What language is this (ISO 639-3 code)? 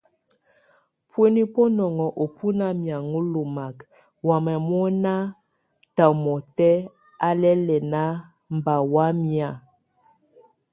tvu